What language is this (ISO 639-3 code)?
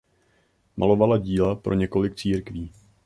ces